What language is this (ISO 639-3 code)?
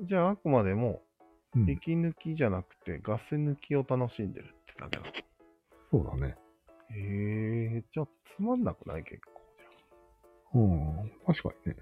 jpn